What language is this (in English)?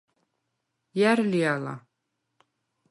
Svan